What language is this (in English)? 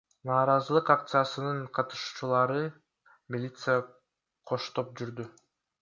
Kyrgyz